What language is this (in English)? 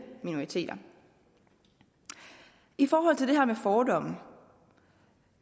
Danish